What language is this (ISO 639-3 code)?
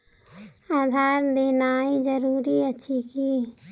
mai